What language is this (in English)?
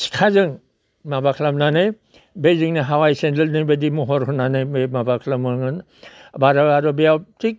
Bodo